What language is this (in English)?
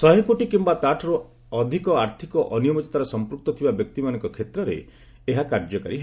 Odia